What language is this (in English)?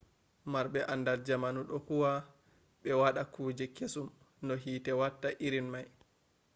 Fula